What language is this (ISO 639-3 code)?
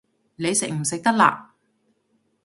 yue